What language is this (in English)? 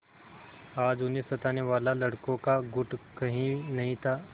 Hindi